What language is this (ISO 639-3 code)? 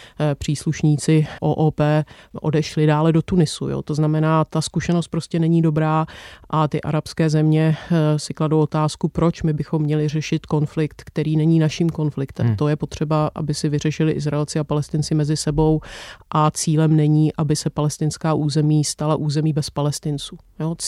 ces